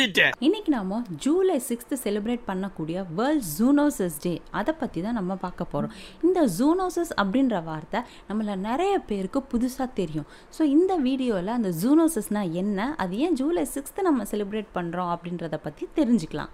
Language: Tamil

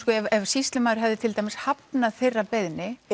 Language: Icelandic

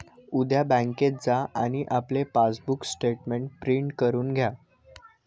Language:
Marathi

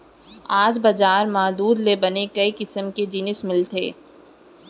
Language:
Chhattisgarhi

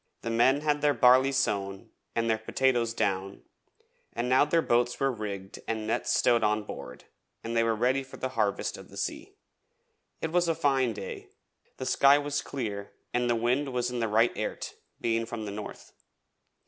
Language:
English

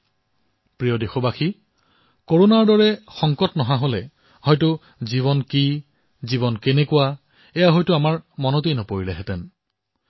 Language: Assamese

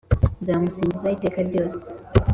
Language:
Kinyarwanda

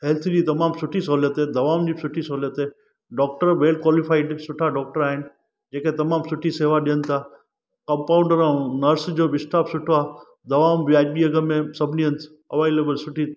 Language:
Sindhi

